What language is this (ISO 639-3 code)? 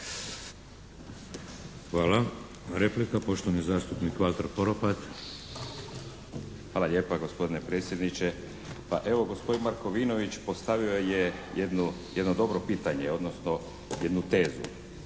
hrv